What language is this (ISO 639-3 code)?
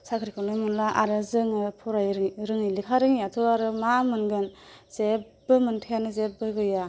brx